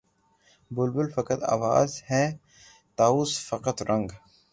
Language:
Urdu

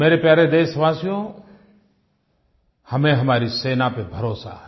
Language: Hindi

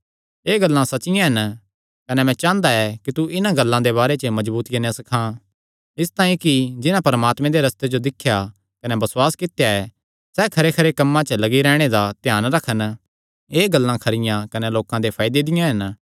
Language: Kangri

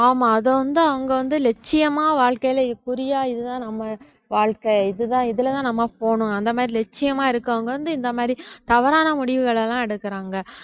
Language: Tamil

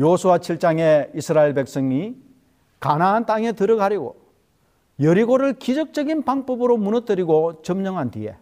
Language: Korean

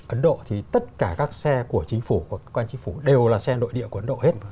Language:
Vietnamese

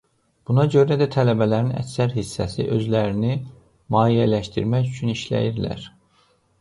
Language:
Azerbaijani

